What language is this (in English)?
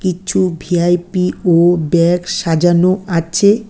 Bangla